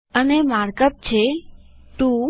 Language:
Gujarati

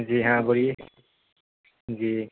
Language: Urdu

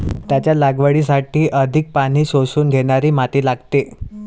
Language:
Marathi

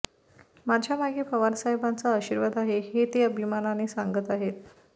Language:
Marathi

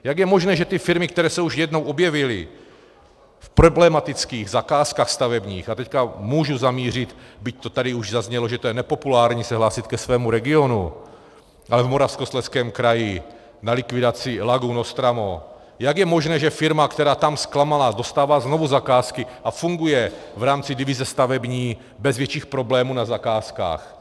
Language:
Czech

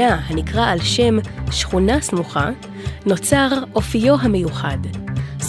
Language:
Hebrew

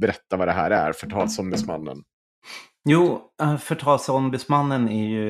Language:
Swedish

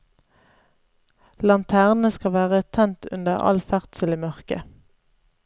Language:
Norwegian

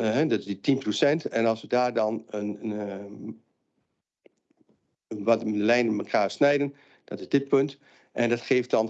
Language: Dutch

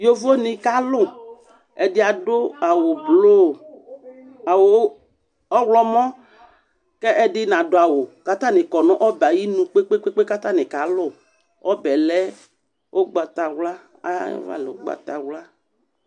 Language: Ikposo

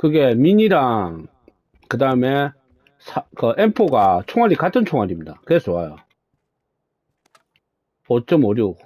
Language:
Korean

